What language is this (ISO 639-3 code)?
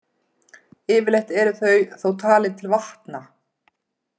isl